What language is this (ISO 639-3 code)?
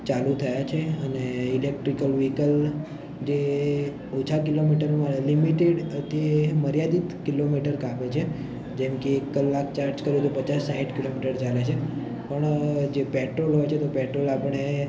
guj